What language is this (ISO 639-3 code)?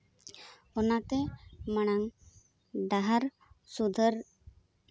sat